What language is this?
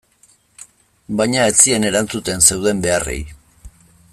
Basque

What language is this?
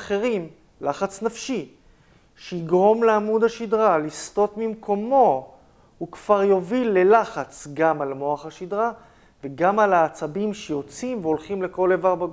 Hebrew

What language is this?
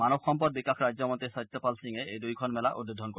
Assamese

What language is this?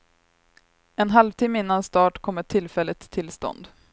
Swedish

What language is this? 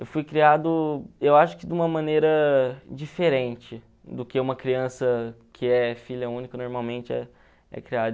Portuguese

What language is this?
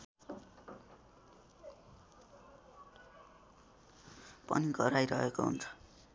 Nepali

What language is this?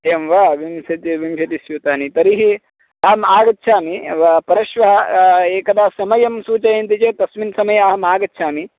Sanskrit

